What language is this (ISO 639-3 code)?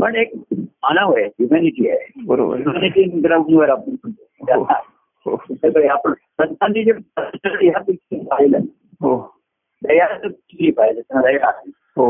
mar